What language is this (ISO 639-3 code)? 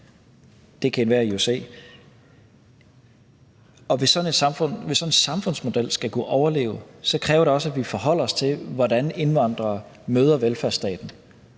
dan